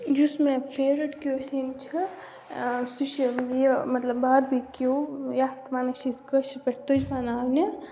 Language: Kashmiri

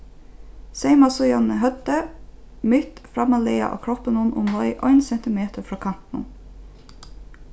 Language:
Faroese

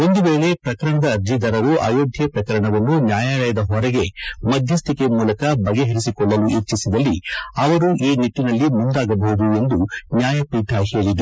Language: Kannada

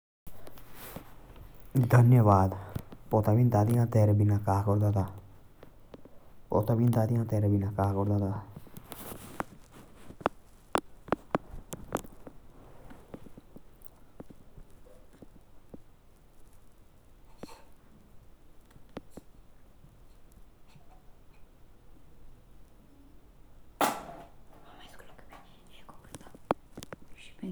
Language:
Jaunsari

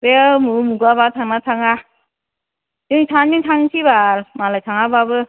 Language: Bodo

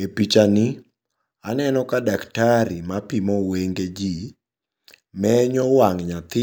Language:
Luo (Kenya and Tanzania)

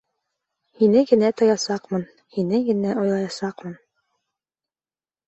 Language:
Bashkir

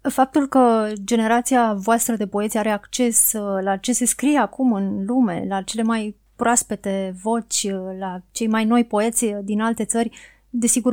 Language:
Romanian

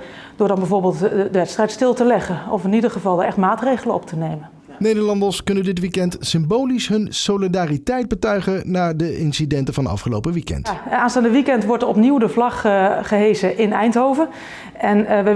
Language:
Dutch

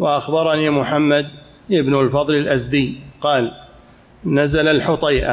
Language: Arabic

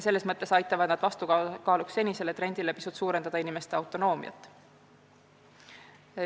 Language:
Estonian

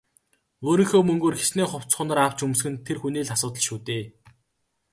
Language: Mongolian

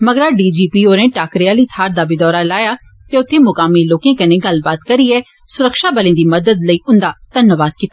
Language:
Dogri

